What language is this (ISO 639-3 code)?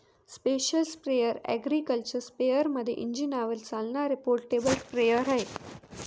mar